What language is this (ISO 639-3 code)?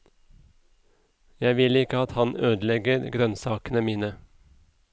nor